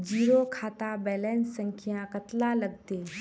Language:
Magahi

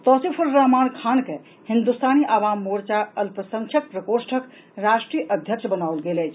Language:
Maithili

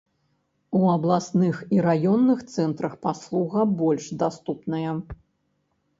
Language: Belarusian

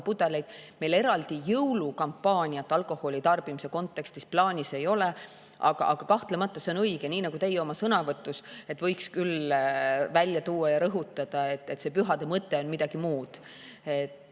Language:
Estonian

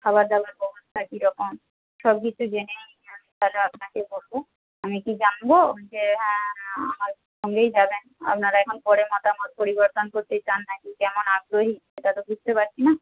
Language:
Bangla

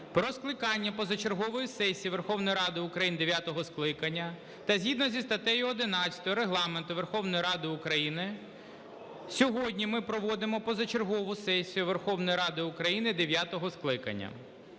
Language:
Ukrainian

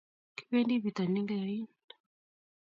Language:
Kalenjin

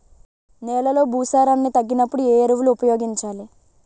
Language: Telugu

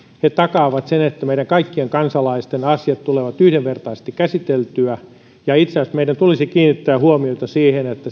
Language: Finnish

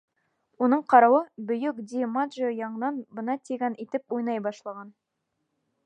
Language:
Bashkir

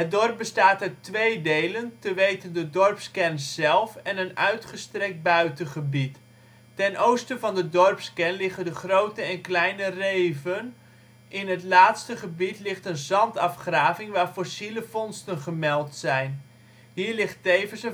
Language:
Dutch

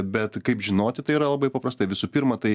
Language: Lithuanian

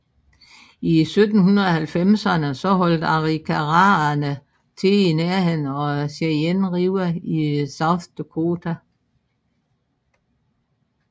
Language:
Danish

